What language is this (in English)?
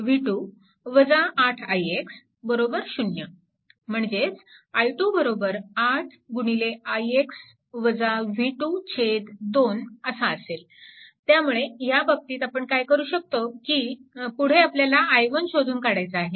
Marathi